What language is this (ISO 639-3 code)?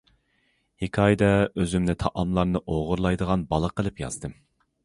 uig